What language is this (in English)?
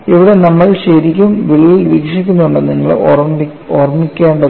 Malayalam